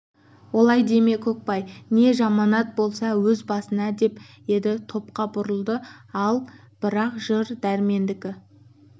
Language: Kazakh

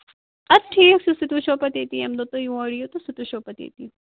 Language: Kashmiri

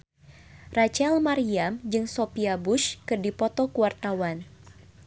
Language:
Sundanese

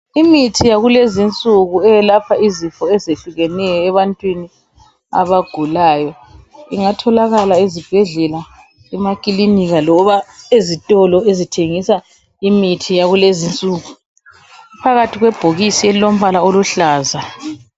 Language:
North Ndebele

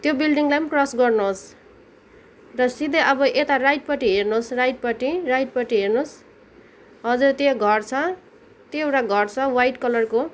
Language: Nepali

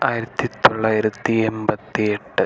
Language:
Malayalam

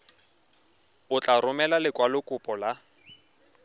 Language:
Tswana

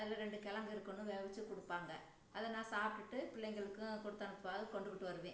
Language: Tamil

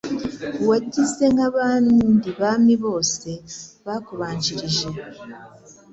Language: Kinyarwanda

